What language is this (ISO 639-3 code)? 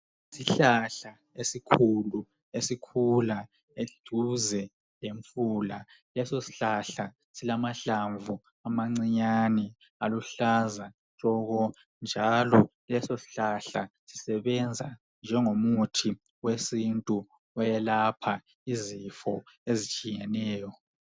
nde